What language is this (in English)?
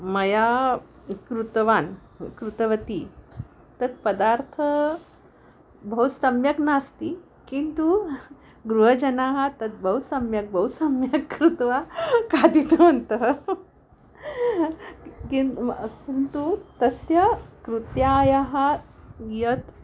Sanskrit